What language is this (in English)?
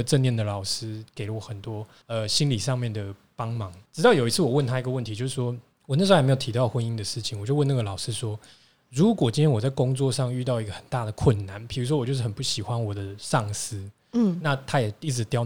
Chinese